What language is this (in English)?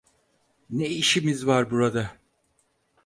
Turkish